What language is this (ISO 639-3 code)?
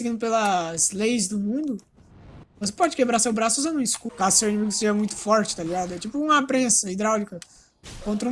por